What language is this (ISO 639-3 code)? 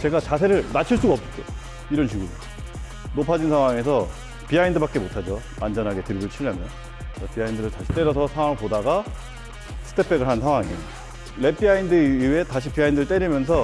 kor